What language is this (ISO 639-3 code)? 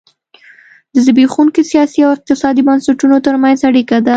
pus